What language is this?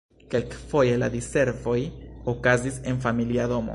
Esperanto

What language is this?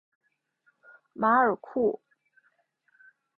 Chinese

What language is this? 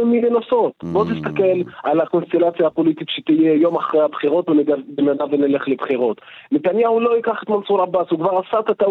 Hebrew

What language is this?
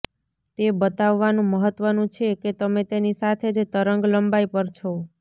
Gujarati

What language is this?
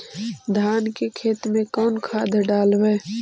Magahi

